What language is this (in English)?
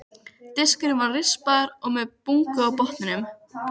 Icelandic